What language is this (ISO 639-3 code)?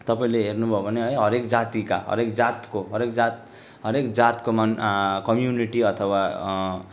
nep